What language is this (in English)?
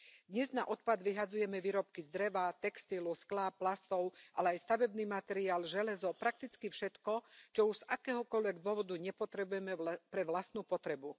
Slovak